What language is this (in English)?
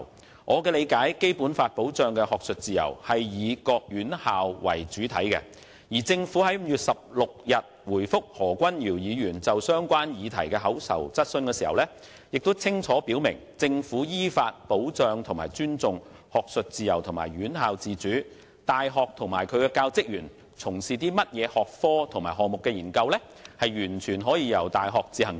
Cantonese